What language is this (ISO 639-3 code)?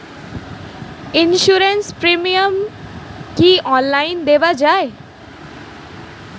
ben